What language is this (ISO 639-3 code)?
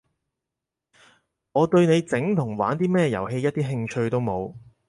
yue